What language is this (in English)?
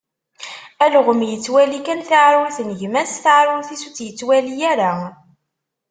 Kabyle